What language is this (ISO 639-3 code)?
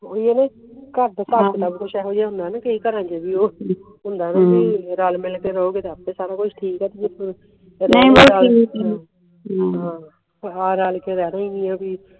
pan